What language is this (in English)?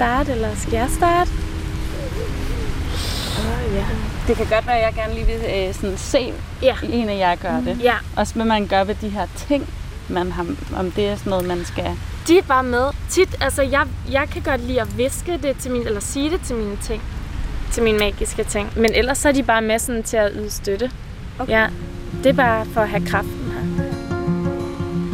Danish